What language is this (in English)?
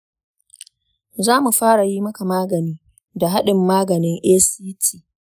Hausa